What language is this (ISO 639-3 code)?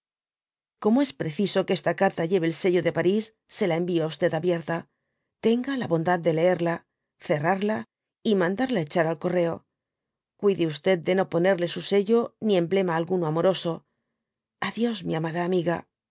spa